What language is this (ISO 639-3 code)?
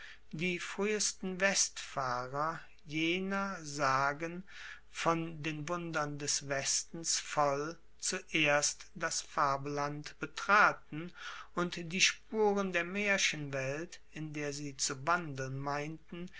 deu